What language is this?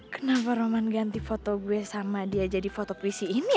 Indonesian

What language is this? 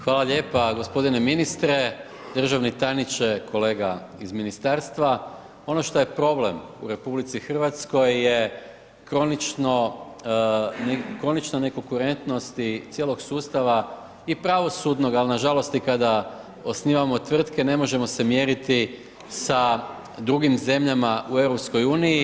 Croatian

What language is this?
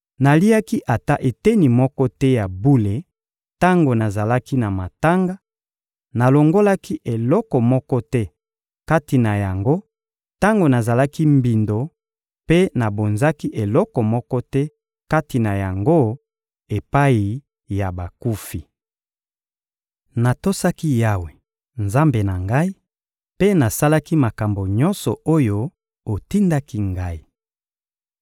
Lingala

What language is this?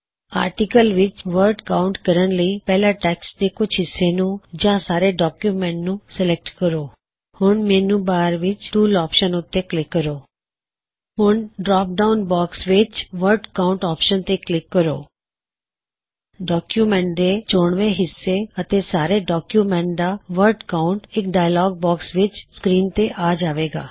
Punjabi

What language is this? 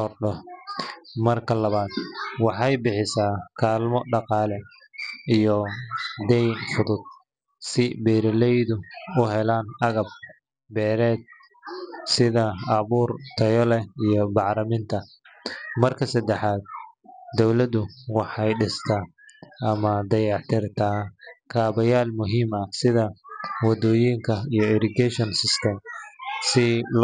Somali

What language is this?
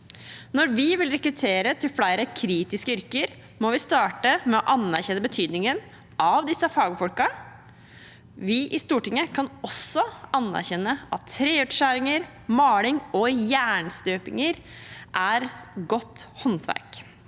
Norwegian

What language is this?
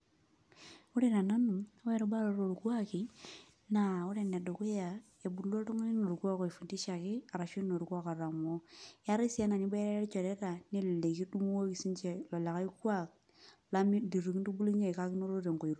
Masai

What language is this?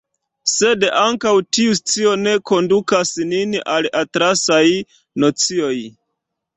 Esperanto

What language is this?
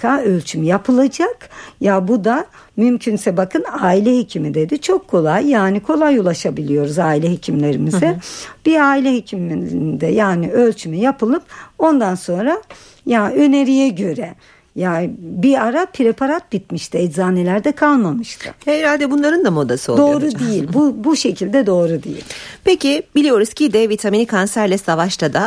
Turkish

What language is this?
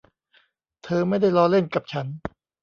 Thai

